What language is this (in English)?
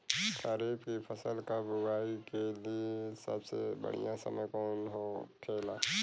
Bhojpuri